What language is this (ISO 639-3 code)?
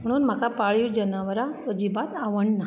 kok